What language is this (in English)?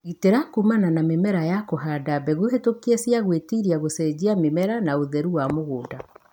Kikuyu